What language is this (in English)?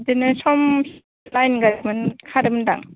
Bodo